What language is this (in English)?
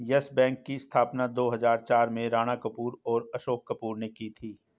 Hindi